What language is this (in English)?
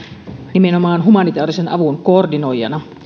Finnish